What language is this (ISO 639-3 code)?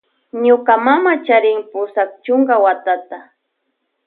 qvj